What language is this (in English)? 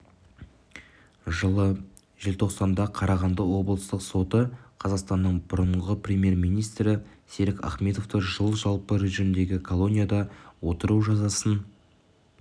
Kazakh